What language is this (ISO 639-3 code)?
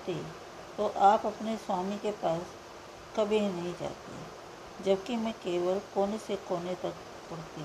hin